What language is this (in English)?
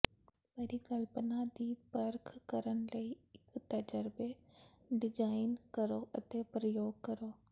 Punjabi